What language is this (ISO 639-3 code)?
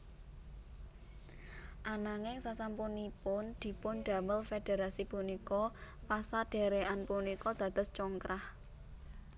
jav